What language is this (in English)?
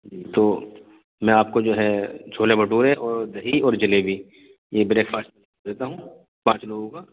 Urdu